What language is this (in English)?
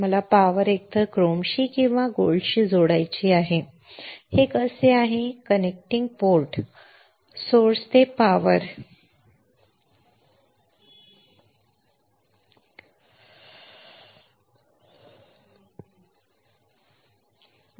Marathi